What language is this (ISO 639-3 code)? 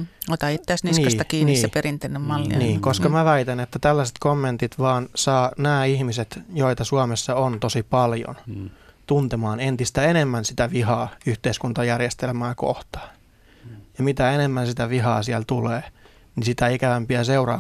fin